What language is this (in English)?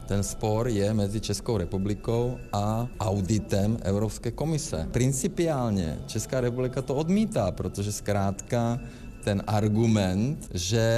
Czech